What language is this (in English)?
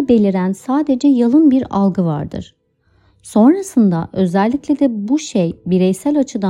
Turkish